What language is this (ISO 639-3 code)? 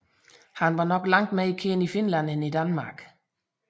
dan